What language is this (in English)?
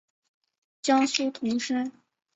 Chinese